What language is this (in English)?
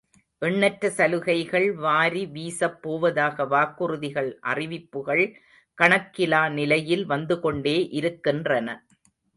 Tamil